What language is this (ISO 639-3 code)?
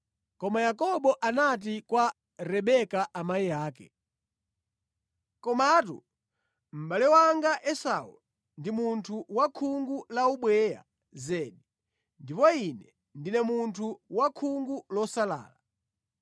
nya